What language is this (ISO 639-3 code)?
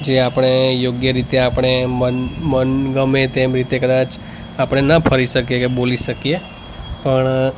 guj